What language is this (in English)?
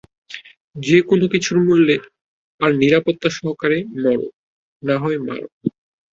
Bangla